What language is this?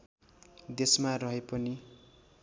Nepali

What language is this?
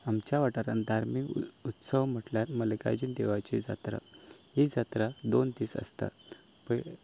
Konkani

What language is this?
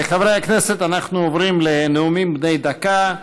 Hebrew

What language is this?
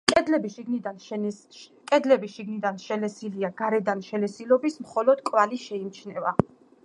Georgian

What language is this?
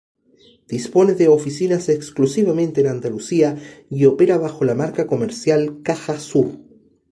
Spanish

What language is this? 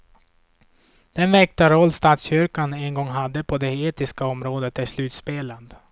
Swedish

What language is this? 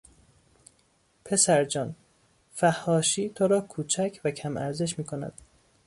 Persian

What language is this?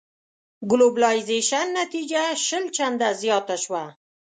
Pashto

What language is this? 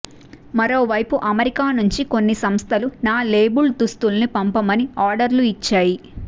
Telugu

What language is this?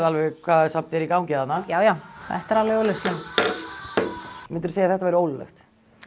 Icelandic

